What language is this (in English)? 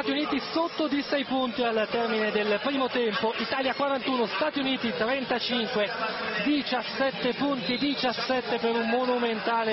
Italian